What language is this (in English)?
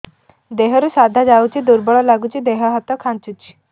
Odia